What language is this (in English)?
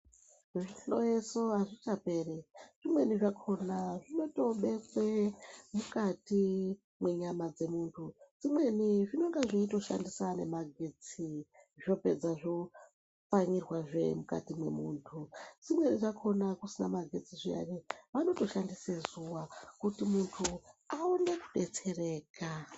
Ndau